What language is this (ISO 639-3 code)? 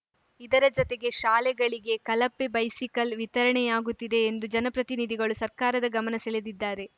kan